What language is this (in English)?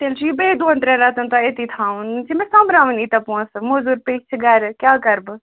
Kashmiri